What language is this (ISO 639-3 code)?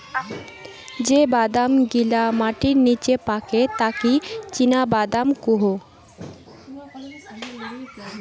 ben